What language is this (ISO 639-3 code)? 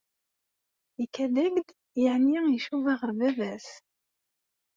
kab